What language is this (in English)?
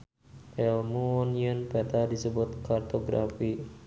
Sundanese